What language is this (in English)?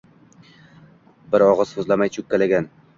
Uzbek